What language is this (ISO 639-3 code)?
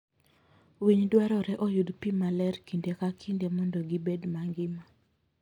luo